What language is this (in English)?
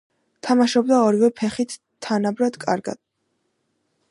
Georgian